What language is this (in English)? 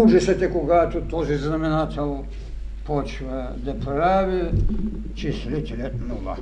Bulgarian